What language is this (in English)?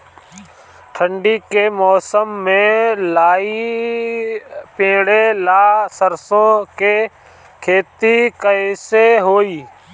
Bhojpuri